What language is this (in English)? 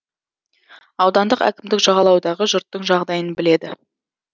Kazakh